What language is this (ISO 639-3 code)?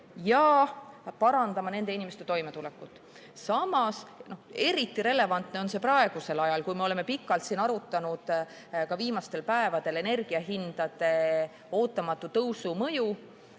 est